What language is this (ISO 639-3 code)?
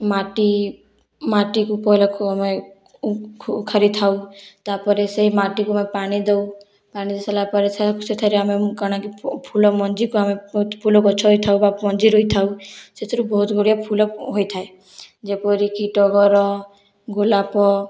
ori